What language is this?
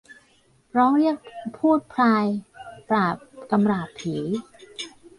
Thai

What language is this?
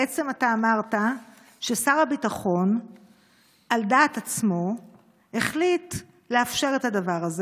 Hebrew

